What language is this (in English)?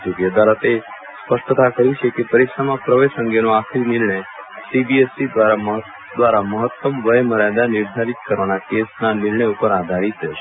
Gujarati